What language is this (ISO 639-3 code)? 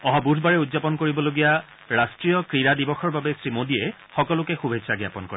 asm